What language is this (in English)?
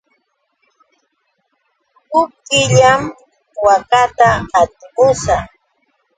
Yauyos Quechua